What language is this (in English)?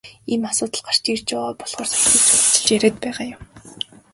Mongolian